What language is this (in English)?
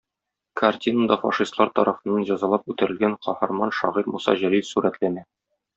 Tatar